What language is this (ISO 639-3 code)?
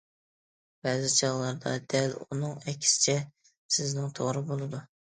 uig